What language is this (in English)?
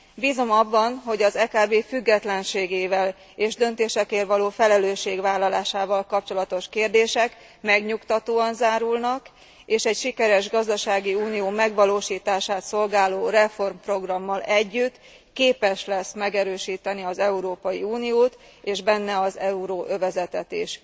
Hungarian